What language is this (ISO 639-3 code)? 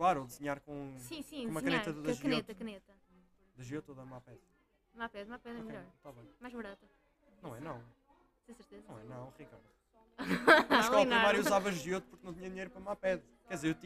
por